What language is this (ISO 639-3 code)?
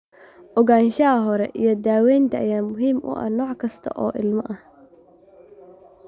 som